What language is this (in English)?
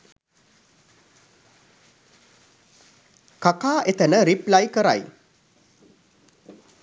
Sinhala